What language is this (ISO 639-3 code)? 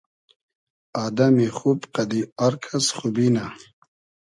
haz